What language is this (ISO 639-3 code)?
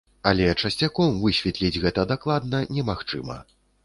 bel